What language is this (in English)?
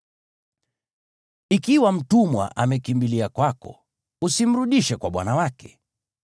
Swahili